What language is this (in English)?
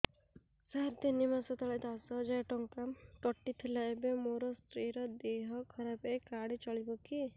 Odia